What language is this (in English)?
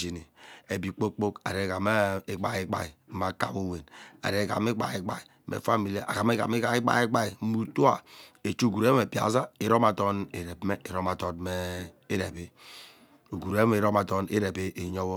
Ubaghara